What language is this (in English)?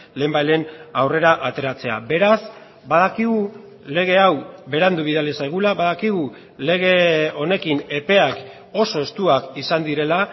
Basque